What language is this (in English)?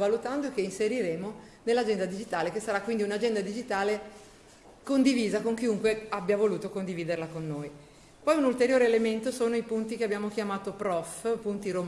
Italian